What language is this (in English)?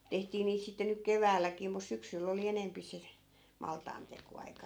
Finnish